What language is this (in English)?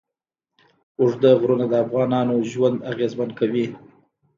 Pashto